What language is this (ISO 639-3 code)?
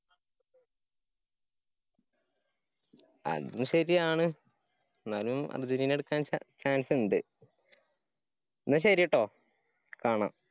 mal